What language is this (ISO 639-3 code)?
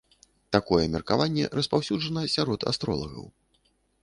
bel